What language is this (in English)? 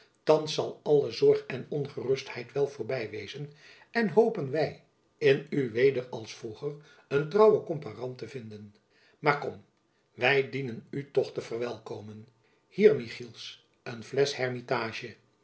Dutch